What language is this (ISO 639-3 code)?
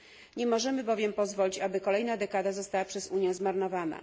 pol